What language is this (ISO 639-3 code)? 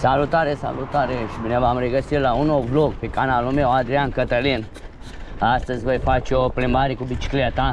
ron